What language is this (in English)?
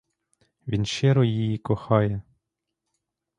Ukrainian